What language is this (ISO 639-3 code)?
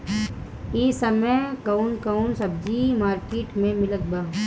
bho